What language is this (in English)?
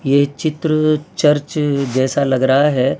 Hindi